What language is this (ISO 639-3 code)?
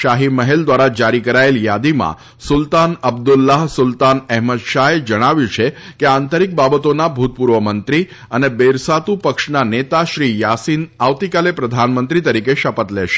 guj